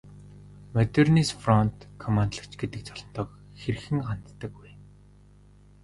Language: Mongolian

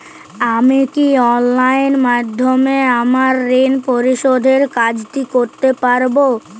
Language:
Bangla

